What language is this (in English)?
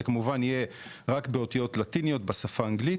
Hebrew